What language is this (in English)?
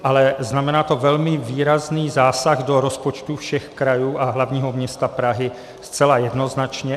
Czech